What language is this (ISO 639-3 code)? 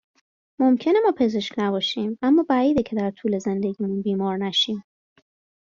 fas